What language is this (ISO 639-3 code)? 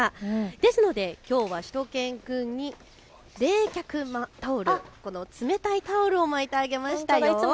jpn